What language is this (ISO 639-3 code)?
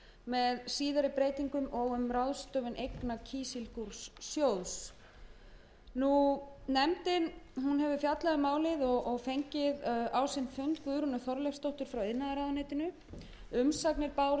isl